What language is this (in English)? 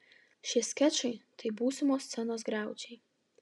Lithuanian